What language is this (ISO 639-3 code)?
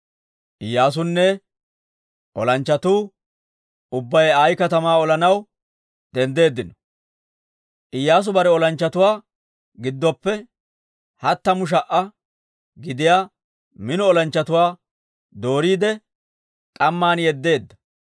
dwr